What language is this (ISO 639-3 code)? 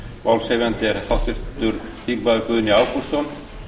isl